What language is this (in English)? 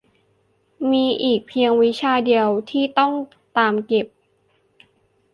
Thai